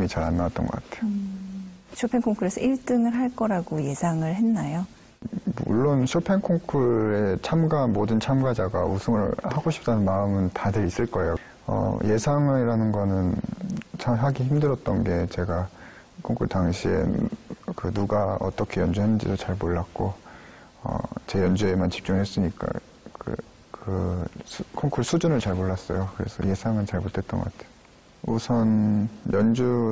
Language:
Korean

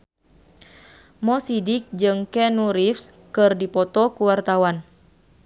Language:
Sundanese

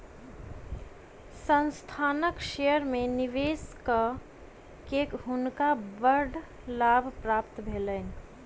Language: Maithili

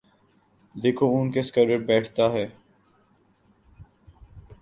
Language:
Urdu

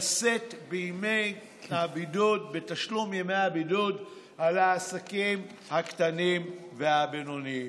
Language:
Hebrew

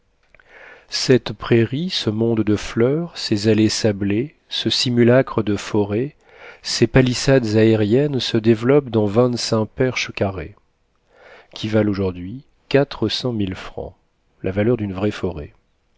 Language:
French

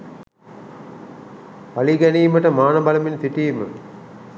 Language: Sinhala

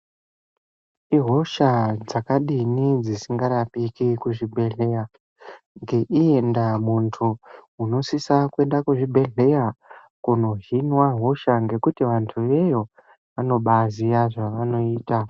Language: Ndau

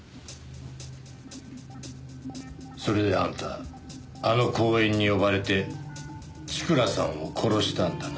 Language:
Japanese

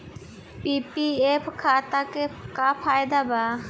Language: Bhojpuri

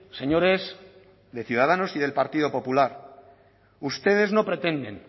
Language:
Spanish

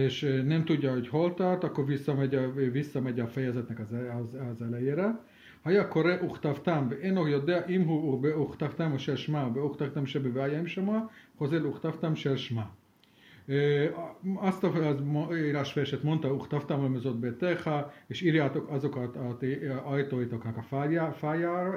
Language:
Hungarian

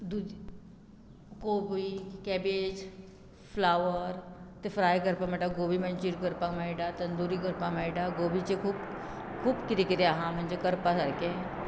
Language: Konkani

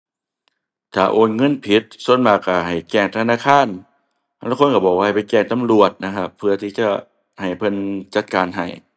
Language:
Thai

